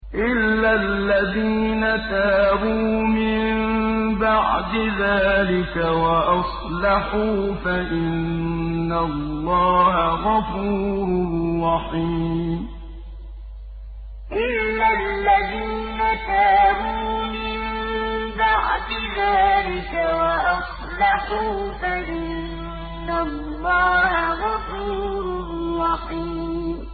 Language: Arabic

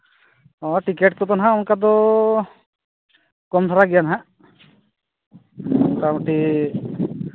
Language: Santali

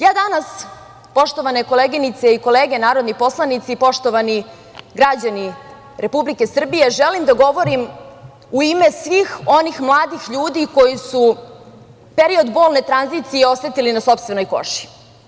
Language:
Serbian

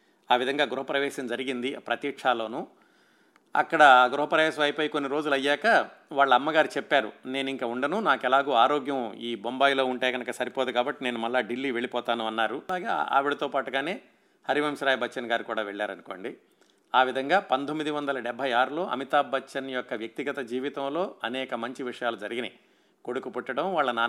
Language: Telugu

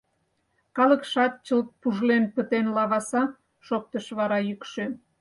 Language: Mari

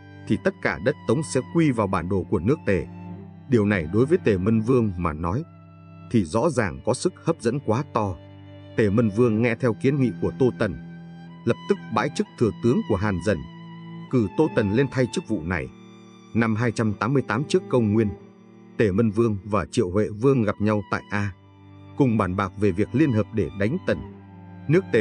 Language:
Vietnamese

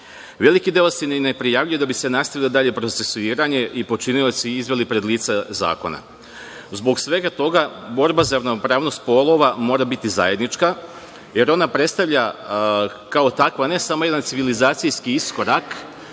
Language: Serbian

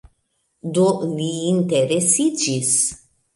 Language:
Esperanto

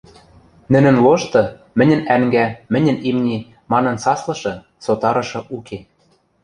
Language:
Western Mari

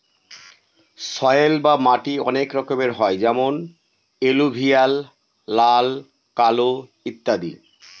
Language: Bangla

